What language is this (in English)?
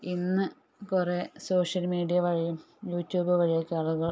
Malayalam